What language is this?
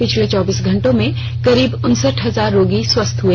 Hindi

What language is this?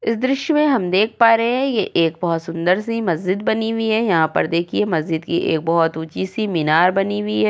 Hindi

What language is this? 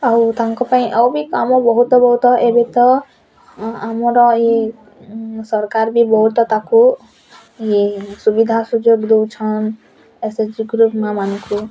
Odia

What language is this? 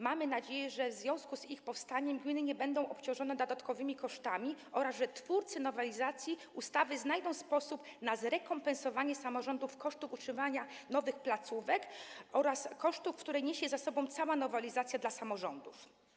Polish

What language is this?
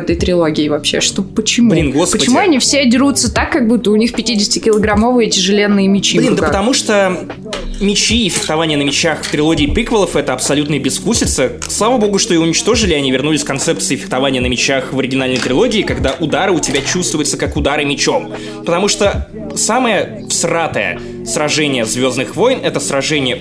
Russian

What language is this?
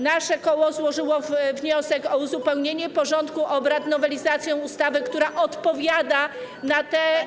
Polish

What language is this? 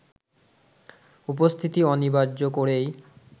Bangla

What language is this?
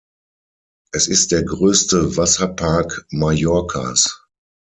German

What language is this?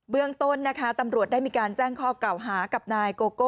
Thai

